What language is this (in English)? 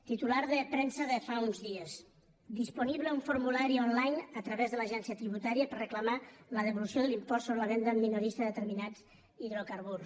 Catalan